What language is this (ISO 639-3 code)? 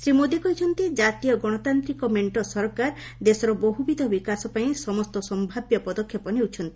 ori